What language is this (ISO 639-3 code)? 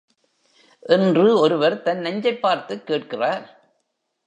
tam